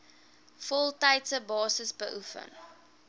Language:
Afrikaans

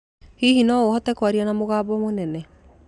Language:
Kikuyu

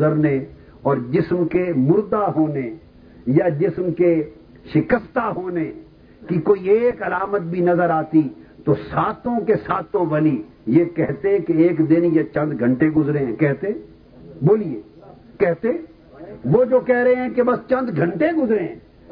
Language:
Urdu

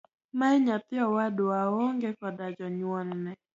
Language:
Luo (Kenya and Tanzania)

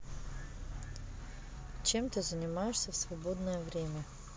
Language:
Russian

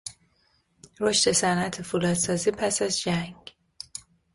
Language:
Persian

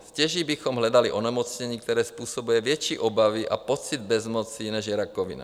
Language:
Czech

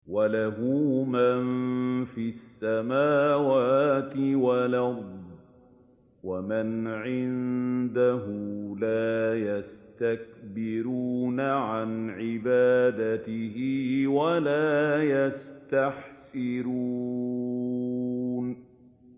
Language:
Arabic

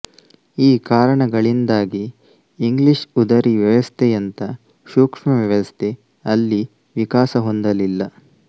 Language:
Kannada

